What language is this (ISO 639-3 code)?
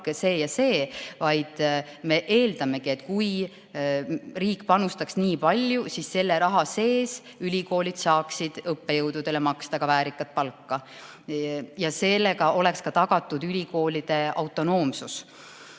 est